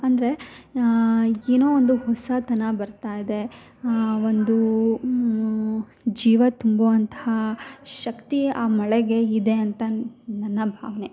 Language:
Kannada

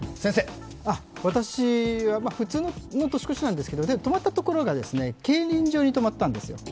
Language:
Japanese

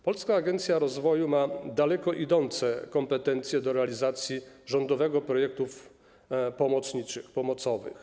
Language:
Polish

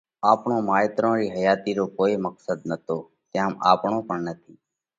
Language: Parkari Koli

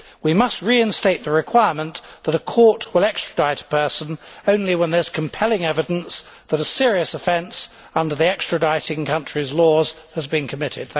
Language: English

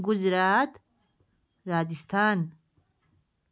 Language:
Nepali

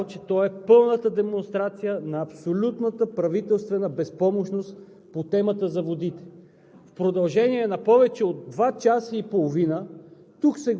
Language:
Bulgarian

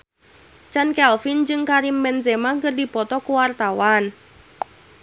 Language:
Sundanese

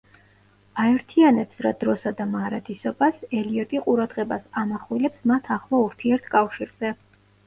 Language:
Georgian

